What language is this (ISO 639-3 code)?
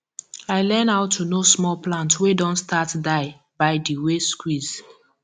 pcm